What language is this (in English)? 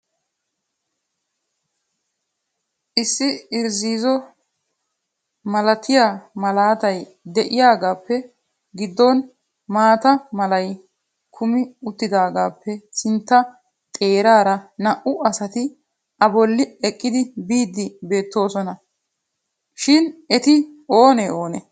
Wolaytta